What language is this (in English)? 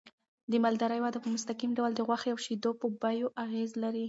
Pashto